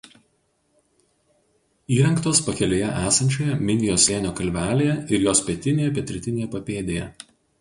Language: Lithuanian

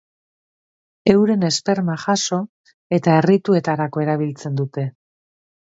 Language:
Basque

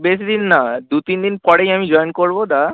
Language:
Bangla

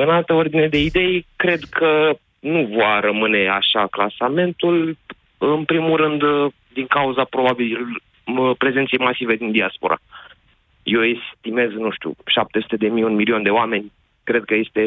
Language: Romanian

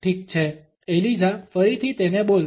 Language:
Gujarati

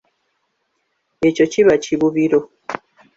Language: Ganda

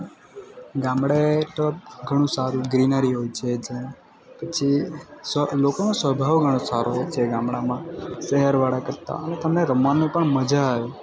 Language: Gujarati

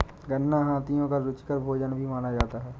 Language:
Hindi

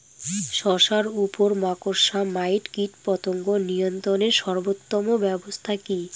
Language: Bangla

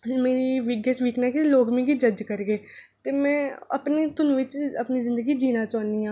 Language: Dogri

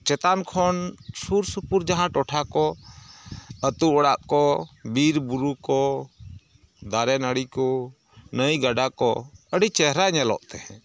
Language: Santali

